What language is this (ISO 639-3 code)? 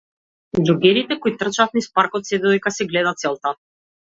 mkd